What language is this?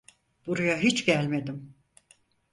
Turkish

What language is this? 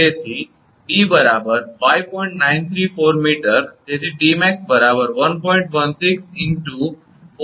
Gujarati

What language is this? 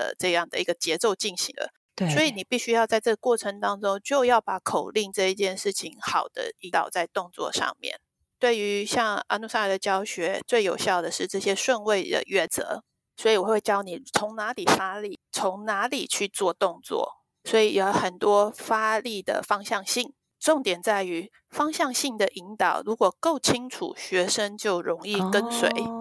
Chinese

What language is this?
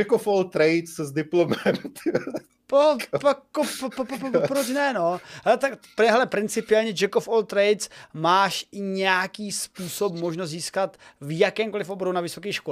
Czech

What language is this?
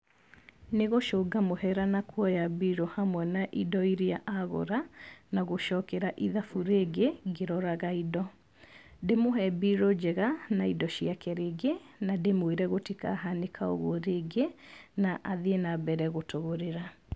Kikuyu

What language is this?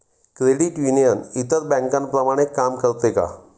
Marathi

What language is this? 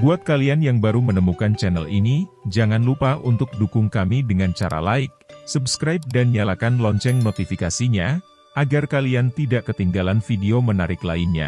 Indonesian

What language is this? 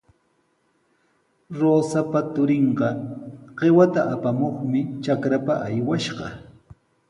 Sihuas Ancash Quechua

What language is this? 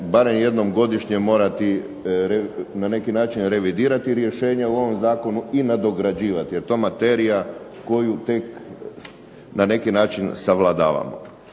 Croatian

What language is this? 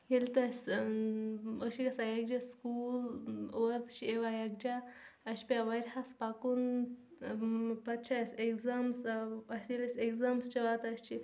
Kashmiri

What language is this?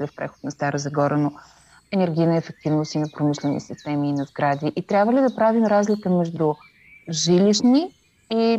Bulgarian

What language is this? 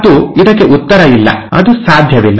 Kannada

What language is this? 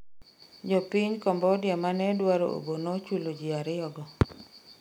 Luo (Kenya and Tanzania)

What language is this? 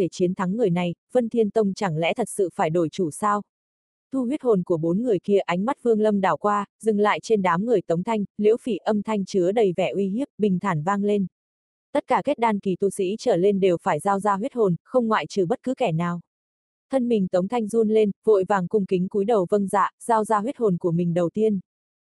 Vietnamese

